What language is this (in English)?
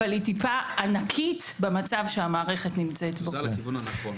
Hebrew